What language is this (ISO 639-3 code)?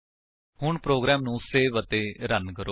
pan